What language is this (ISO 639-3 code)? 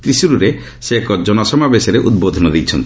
ori